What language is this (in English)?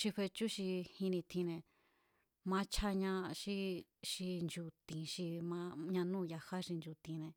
Mazatlán Mazatec